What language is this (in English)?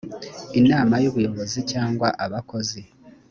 Kinyarwanda